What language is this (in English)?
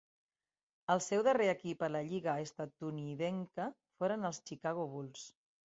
Catalan